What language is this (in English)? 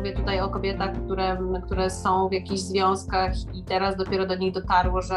Polish